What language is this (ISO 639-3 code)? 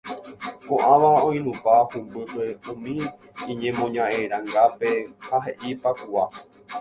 grn